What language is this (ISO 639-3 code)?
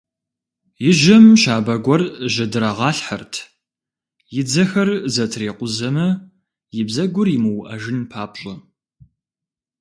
kbd